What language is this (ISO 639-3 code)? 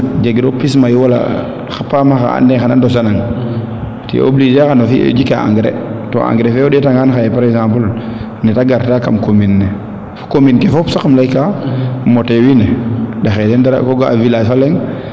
srr